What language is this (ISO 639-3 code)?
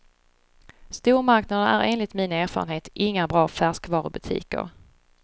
swe